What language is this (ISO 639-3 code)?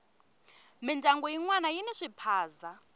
tso